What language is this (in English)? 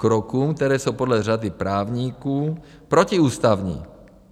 Czech